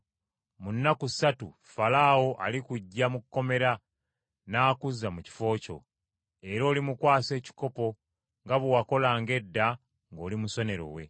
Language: Ganda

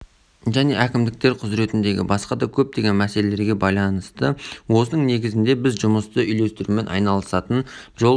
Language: Kazakh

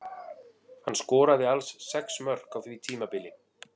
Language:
Icelandic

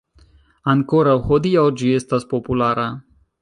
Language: Esperanto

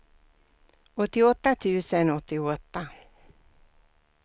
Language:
Swedish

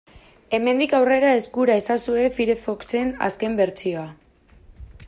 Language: Basque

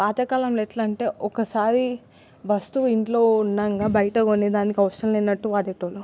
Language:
Telugu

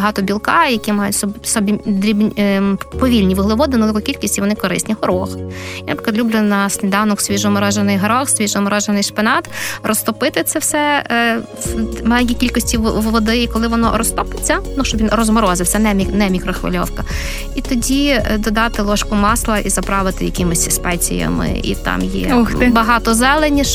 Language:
Ukrainian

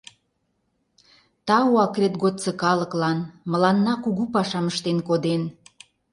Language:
Mari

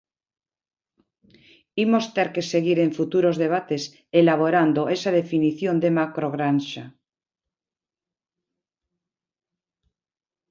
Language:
Galician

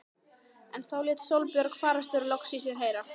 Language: Icelandic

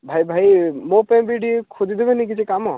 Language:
Odia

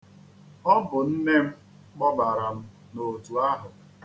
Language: Igbo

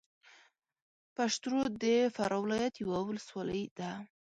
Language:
Pashto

